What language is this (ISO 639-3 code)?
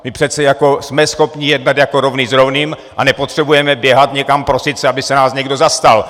ces